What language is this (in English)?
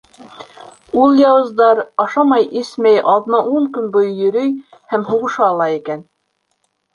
Bashkir